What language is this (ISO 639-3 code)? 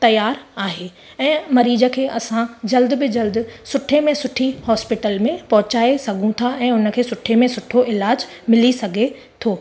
snd